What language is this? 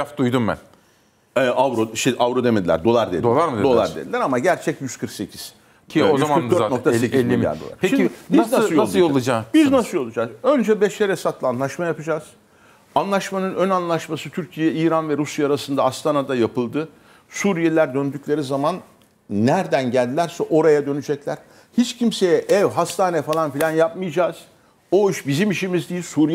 Turkish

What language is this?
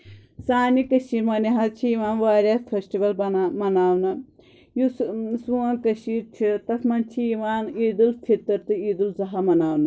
Kashmiri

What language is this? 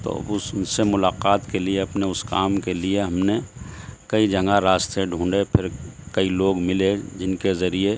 Urdu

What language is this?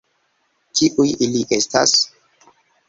Esperanto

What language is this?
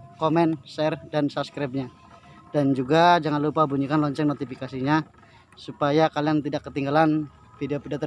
Indonesian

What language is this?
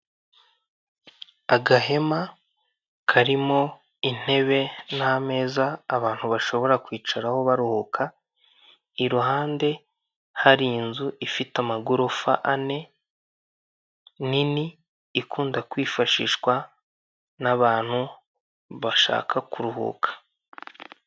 Kinyarwanda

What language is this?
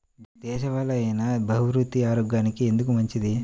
Telugu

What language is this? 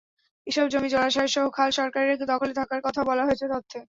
Bangla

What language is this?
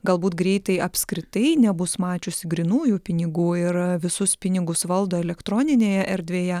Lithuanian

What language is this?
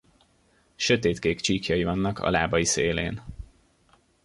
Hungarian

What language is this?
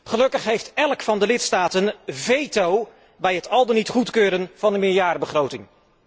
Dutch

